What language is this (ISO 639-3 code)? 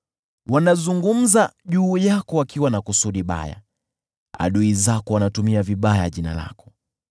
swa